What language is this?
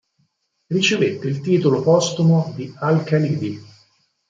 Italian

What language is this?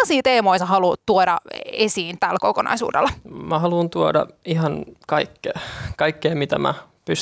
Finnish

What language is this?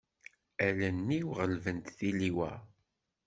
Kabyle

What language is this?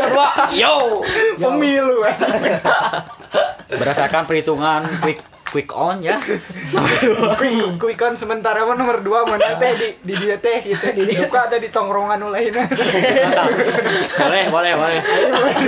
Indonesian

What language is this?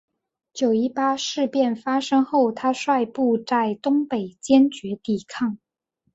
Chinese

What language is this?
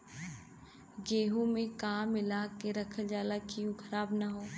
Bhojpuri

